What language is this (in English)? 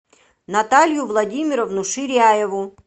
Russian